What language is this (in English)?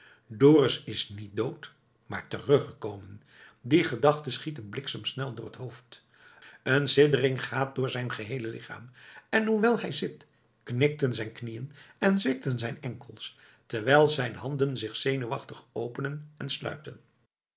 Dutch